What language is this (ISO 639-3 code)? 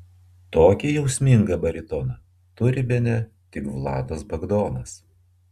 lit